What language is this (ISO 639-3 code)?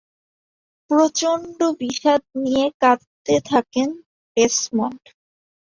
ben